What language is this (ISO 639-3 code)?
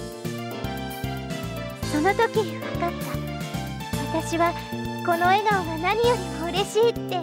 jpn